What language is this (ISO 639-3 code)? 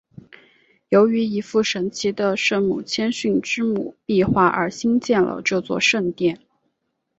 zho